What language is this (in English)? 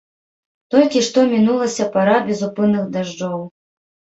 Belarusian